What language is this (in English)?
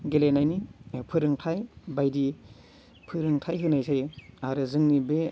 Bodo